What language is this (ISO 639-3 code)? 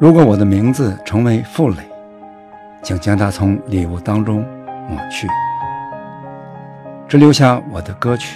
zho